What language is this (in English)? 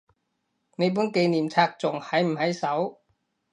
Cantonese